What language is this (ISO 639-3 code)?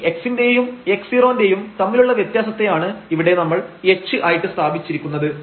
mal